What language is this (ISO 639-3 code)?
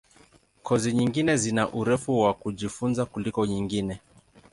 swa